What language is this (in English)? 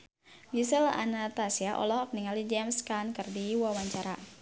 Sundanese